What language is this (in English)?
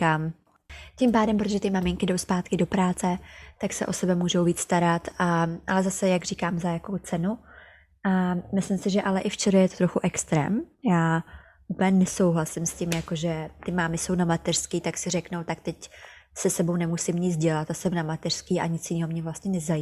Czech